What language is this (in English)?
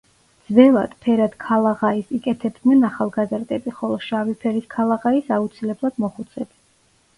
Georgian